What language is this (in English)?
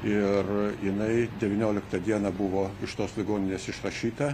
Lithuanian